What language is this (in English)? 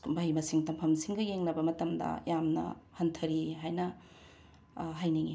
Manipuri